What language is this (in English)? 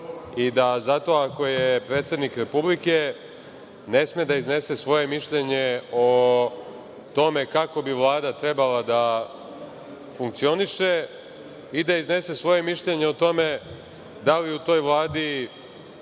Serbian